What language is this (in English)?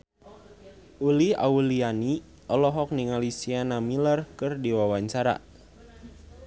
Sundanese